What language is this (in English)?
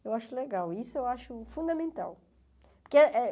Portuguese